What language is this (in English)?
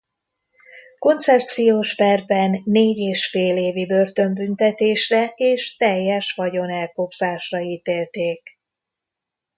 Hungarian